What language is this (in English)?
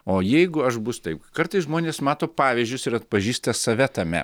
Lithuanian